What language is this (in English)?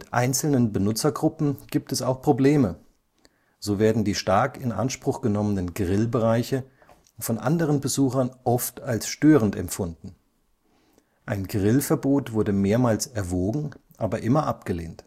German